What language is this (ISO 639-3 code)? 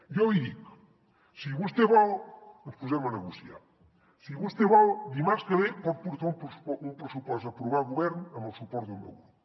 cat